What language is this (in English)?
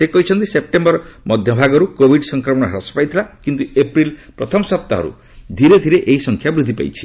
Odia